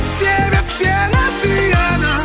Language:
Kazakh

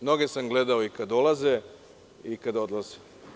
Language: Serbian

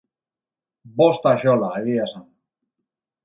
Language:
Basque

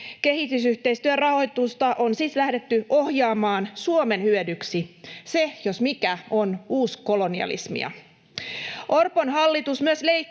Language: Finnish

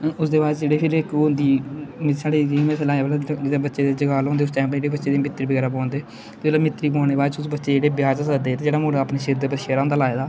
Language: Dogri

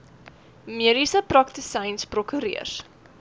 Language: Afrikaans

